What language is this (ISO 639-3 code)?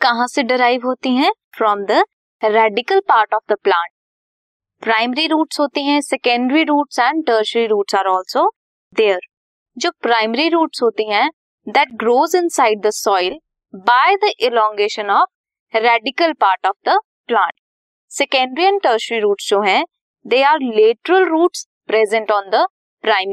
hin